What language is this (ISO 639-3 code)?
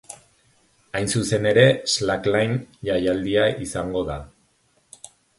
eus